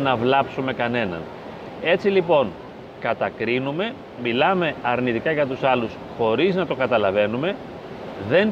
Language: Greek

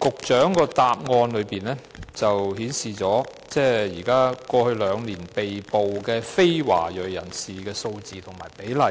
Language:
Cantonese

